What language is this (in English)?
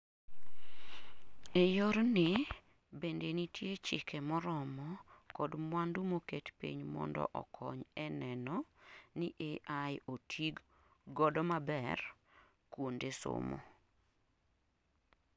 Luo (Kenya and Tanzania)